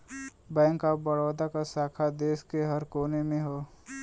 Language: Bhojpuri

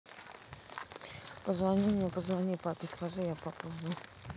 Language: Russian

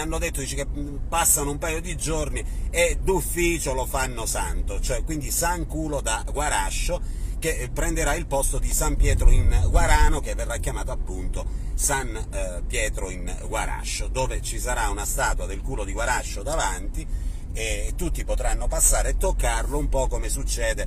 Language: Italian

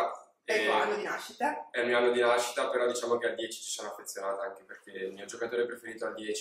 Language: Italian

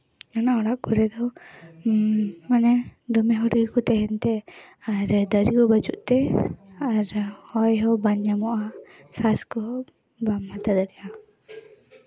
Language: Santali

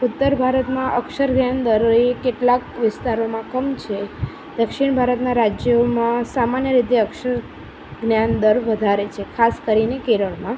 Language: Gujarati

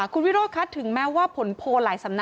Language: Thai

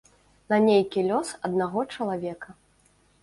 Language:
Belarusian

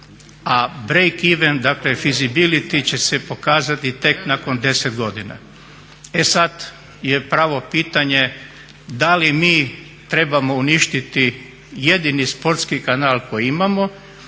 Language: Croatian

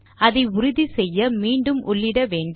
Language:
Tamil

